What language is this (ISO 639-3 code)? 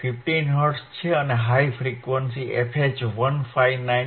guj